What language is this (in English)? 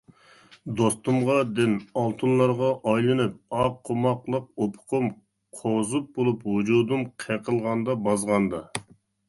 Uyghur